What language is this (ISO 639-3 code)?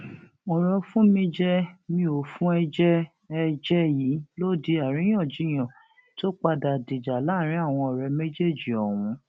yor